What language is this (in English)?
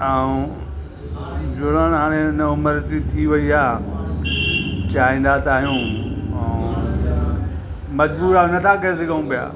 Sindhi